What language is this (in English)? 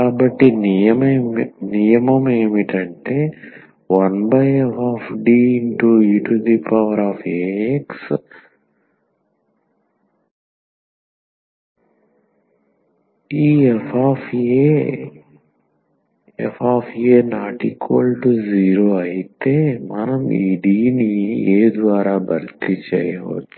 Telugu